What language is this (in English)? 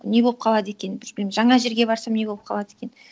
Kazakh